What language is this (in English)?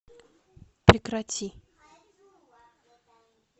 Russian